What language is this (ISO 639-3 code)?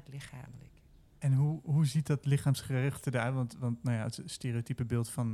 nld